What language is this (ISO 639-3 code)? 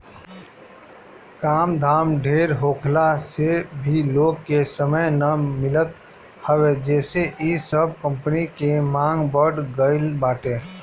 bho